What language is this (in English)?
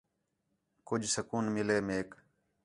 Khetrani